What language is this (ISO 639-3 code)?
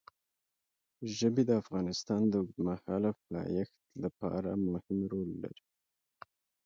pus